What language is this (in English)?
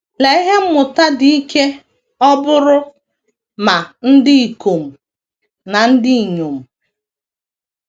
Igbo